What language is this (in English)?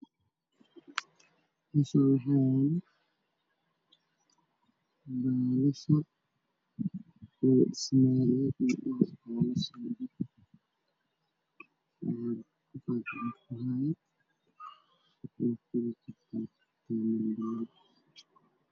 Somali